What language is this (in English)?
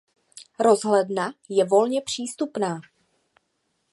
Czech